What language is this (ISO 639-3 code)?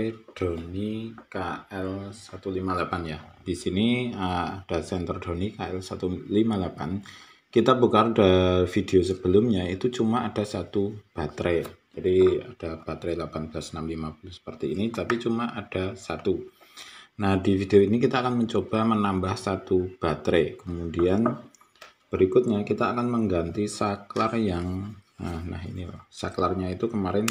ind